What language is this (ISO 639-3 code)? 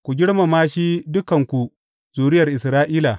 hau